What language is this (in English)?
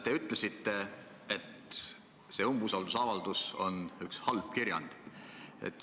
Estonian